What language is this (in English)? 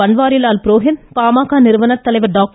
Tamil